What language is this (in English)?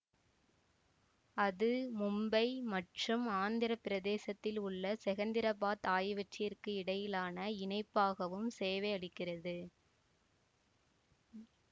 Tamil